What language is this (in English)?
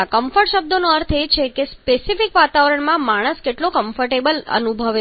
Gujarati